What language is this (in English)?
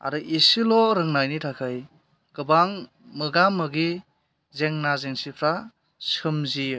Bodo